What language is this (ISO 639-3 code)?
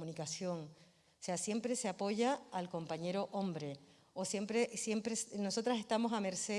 spa